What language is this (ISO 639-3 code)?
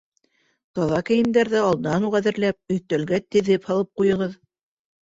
bak